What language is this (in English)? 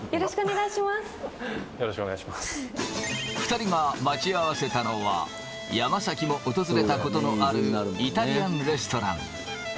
Japanese